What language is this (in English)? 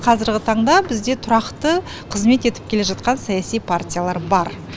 Kazakh